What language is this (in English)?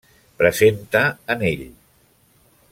Catalan